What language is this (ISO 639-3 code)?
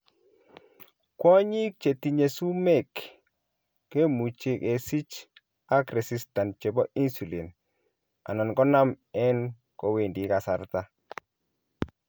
kln